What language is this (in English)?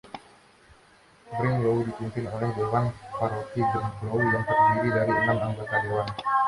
Indonesian